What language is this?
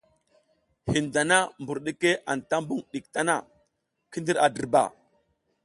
South Giziga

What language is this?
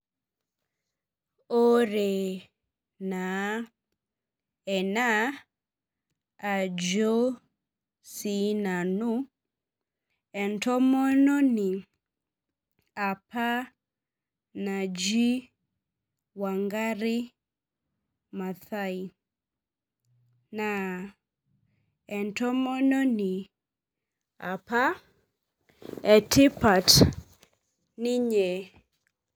Masai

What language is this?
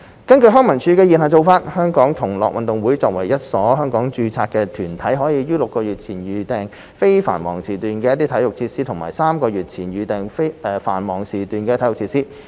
Cantonese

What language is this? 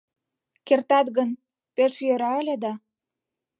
Mari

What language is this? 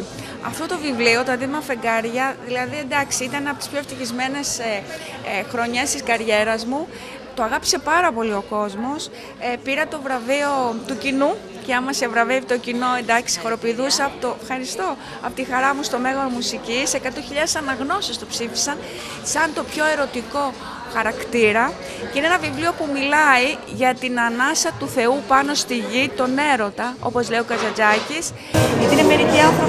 Greek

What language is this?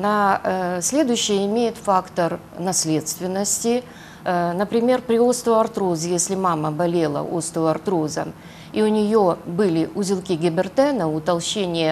Russian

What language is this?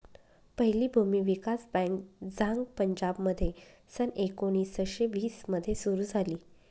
Marathi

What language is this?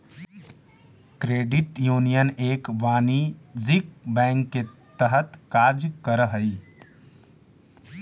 Magahi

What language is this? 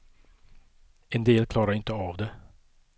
Swedish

